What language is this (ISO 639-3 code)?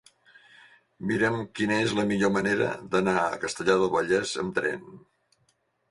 cat